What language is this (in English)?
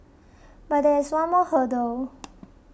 English